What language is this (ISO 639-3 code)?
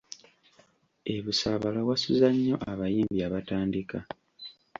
lug